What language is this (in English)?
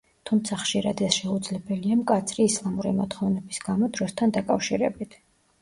Georgian